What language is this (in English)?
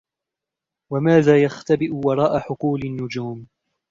Arabic